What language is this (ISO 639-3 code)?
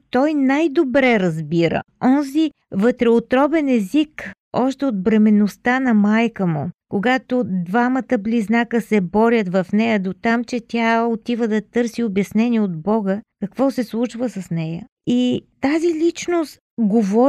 bul